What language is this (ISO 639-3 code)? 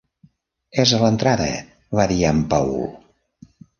cat